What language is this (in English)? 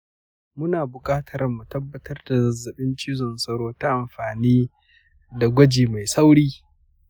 Hausa